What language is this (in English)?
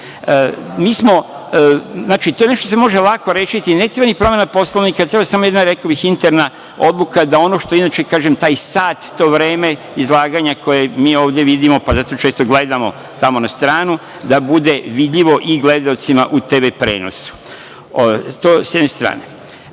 Serbian